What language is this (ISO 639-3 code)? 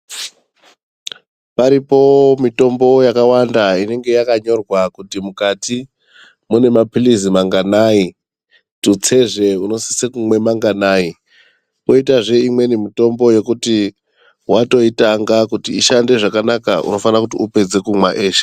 ndc